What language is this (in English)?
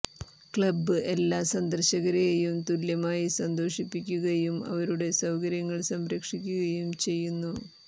Malayalam